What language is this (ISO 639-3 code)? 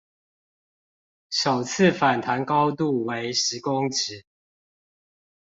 zho